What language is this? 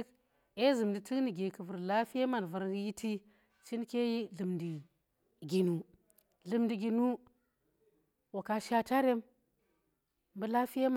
Tera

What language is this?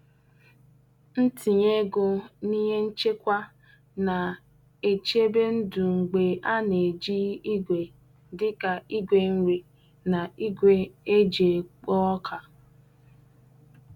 Igbo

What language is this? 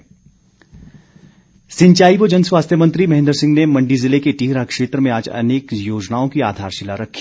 Hindi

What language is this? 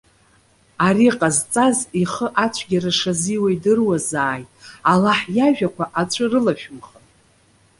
Abkhazian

